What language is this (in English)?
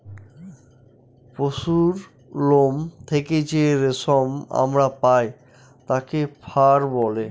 Bangla